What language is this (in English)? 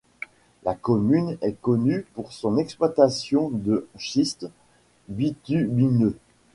French